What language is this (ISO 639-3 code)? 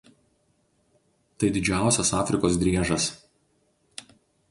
lit